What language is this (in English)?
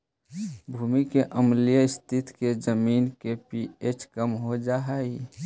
Magahi